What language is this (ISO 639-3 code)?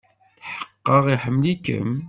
kab